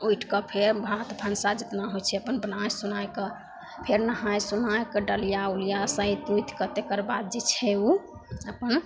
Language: Maithili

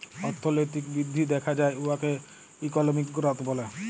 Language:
Bangla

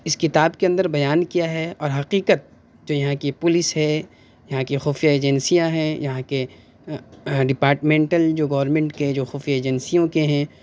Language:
Urdu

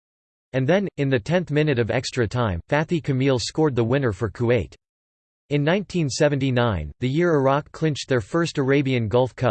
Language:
English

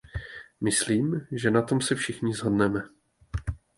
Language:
Czech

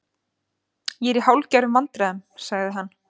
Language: Icelandic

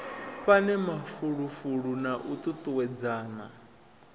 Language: Venda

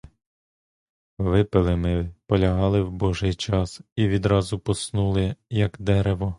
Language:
Ukrainian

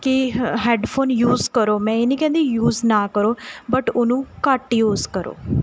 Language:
Punjabi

